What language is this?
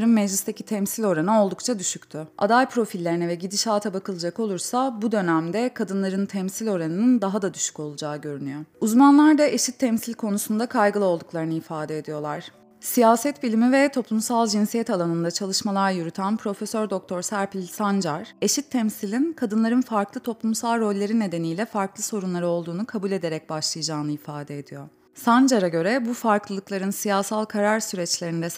Turkish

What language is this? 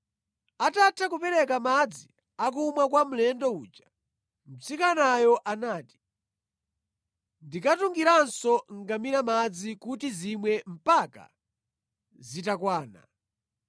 Nyanja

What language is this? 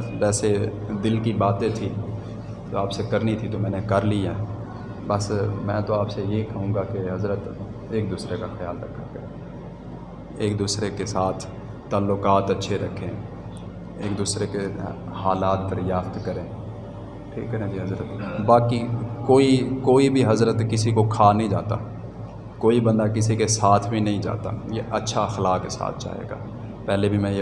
Urdu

